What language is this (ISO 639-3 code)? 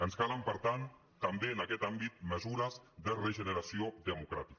cat